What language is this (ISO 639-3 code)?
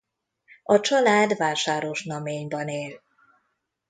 hun